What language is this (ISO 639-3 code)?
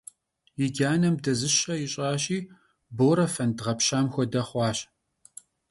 kbd